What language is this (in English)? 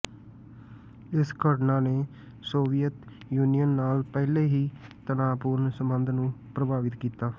Punjabi